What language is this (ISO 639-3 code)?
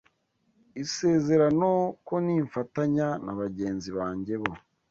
kin